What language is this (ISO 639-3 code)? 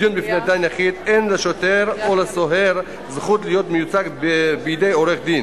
heb